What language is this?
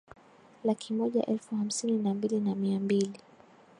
Swahili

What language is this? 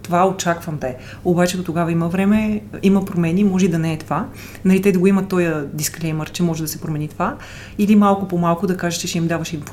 Bulgarian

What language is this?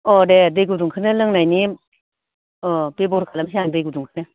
Bodo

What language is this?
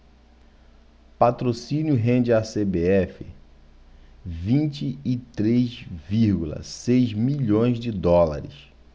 Portuguese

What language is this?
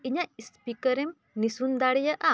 Santali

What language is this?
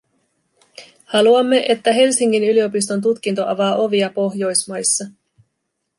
Finnish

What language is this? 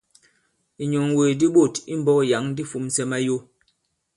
Bankon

